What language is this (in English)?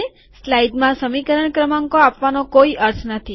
Gujarati